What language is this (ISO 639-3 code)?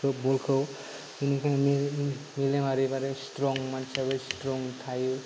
brx